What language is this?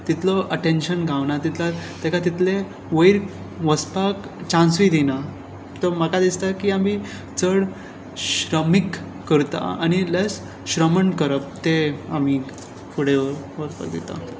Konkani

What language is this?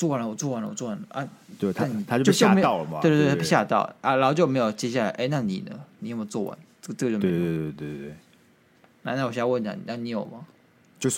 Chinese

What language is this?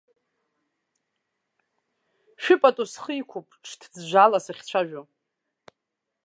Abkhazian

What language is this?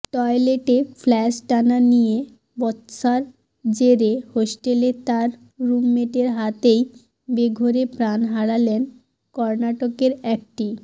Bangla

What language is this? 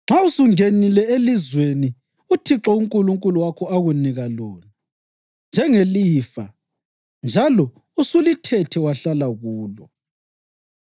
North Ndebele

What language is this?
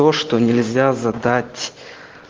Russian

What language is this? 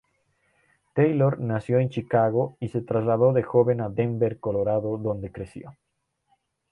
Spanish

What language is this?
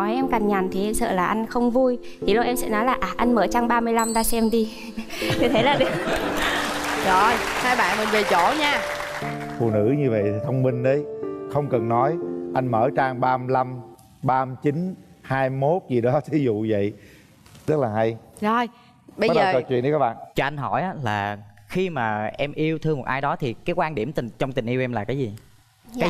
Vietnamese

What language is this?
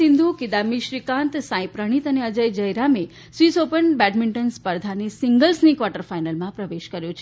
Gujarati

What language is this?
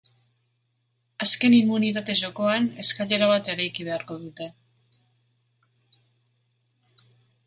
Basque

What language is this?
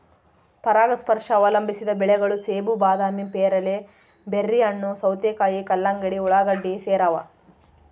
Kannada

